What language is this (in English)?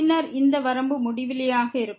Tamil